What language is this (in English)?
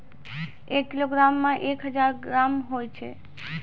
Maithili